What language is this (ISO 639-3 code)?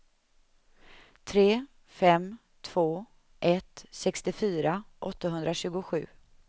swe